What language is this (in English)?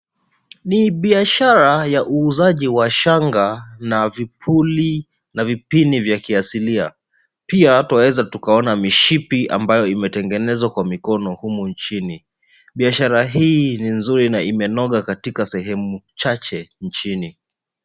Swahili